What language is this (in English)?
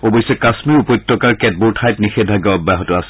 Assamese